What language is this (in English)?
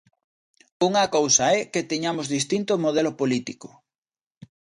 Galician